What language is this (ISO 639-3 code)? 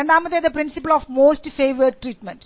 mal